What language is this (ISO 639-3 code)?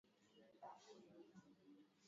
swa